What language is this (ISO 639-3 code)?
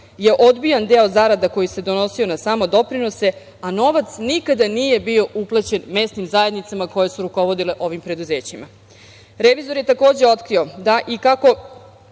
srp